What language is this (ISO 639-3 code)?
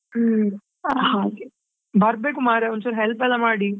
kan